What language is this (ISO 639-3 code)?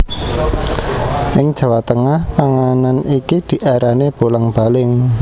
jav